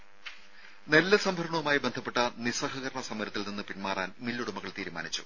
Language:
Malayalam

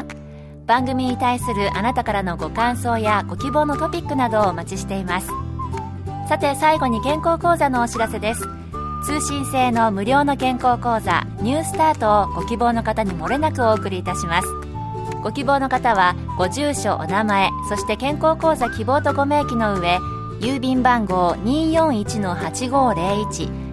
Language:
Japanese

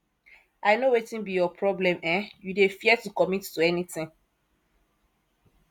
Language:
Nigerian Pidgin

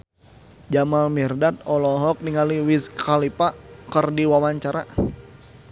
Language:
Sundanese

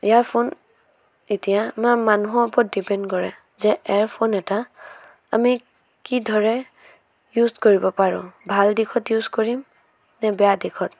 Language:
Assamese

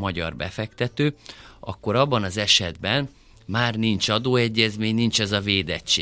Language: Hungarian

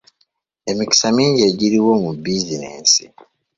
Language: Ganda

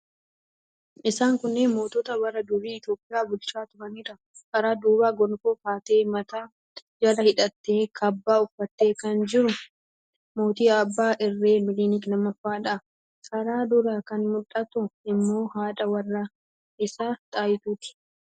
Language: Oromo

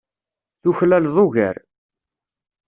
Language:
Kabyle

